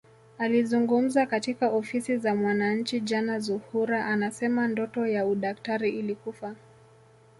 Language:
Swahili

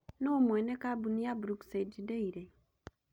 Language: Kikuyu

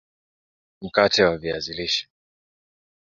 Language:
Swahili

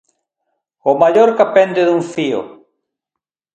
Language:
Galician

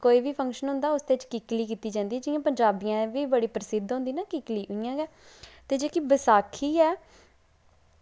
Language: Dogri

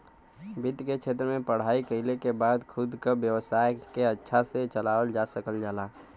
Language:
Bhojpuri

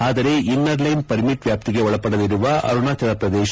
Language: Kannada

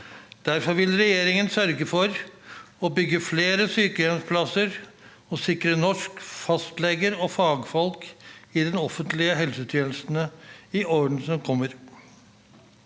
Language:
Norwegian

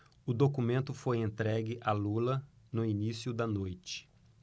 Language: Portuguese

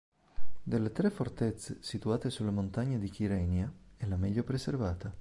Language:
Italian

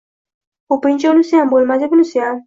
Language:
Uzbek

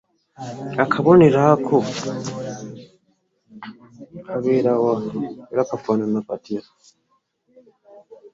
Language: Ganda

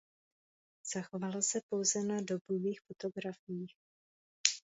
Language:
Czech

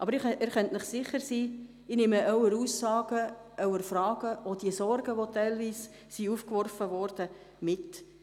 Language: Swiss German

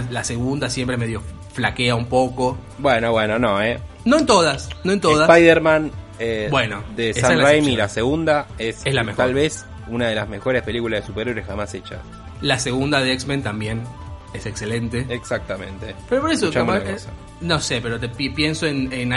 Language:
Spanish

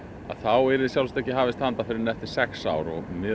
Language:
Icelandic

